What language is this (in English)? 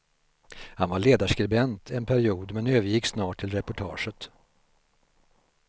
Swedish